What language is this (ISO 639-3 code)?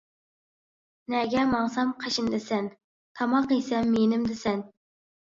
uig